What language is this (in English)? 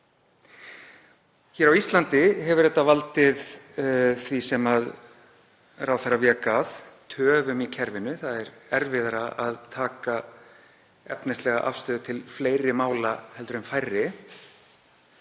Icelandic